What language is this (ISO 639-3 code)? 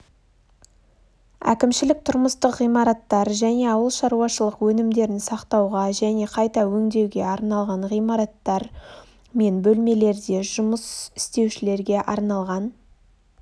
kaz